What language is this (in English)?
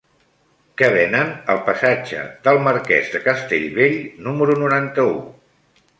Catalan